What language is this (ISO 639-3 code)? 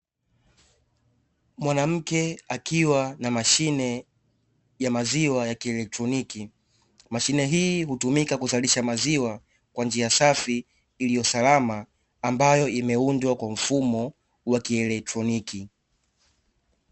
swa